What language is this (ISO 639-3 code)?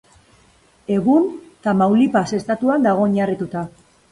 eus